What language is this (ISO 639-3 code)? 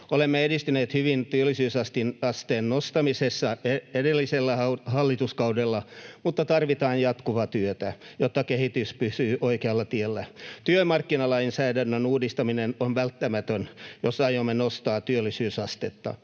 fin